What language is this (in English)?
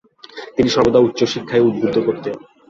Bangla